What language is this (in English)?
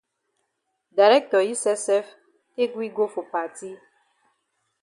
Cameroon Pidgin